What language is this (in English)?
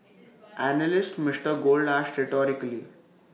English